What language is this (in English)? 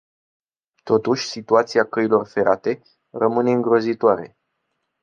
Romanian